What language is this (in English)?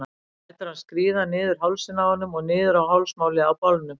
Icelandic